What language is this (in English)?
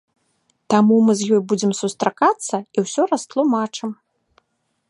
Belarusian